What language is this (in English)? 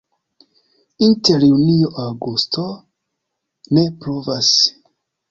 Esperanto